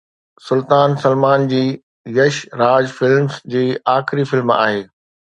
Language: Sindhi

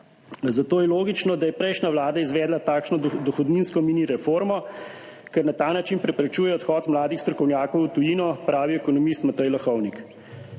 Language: Slovenian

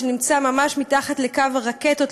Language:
Hebrew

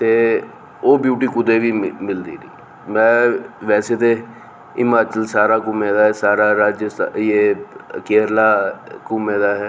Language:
Dogri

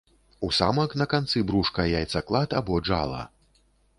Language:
Belarusian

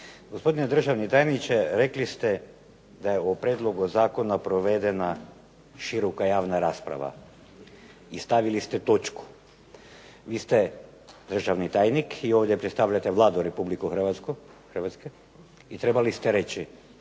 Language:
Croatian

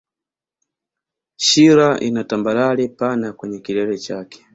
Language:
Swahili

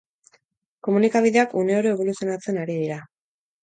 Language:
Basque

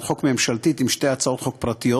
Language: Hebrew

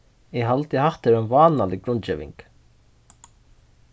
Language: Faroese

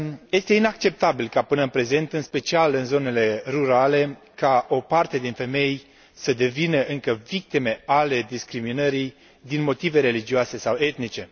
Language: Romanian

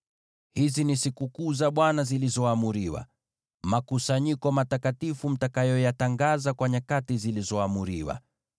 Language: Swahili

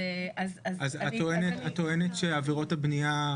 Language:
Hebrew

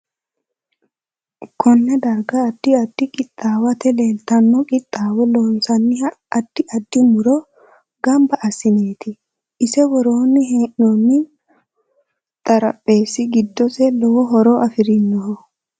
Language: Sidamo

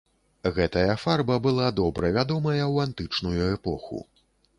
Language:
Belarusian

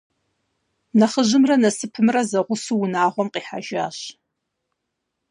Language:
Kabardian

